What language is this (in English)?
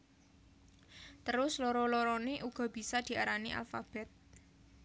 Javanese